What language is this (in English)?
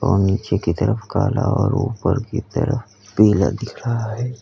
Hindi